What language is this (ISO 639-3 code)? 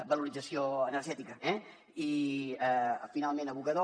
cat